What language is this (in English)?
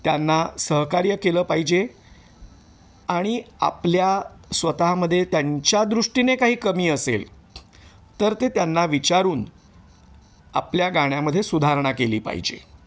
Marathi